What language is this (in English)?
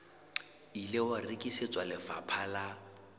Southern Sotho